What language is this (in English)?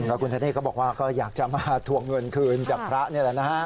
Thai